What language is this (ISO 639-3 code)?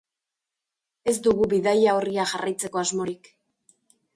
eus